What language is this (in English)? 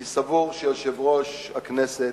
Hebrew